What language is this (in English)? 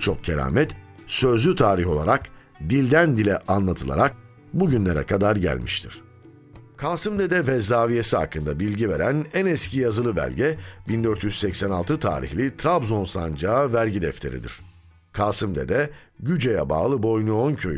Turkish